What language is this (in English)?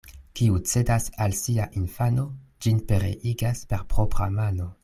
Esperanto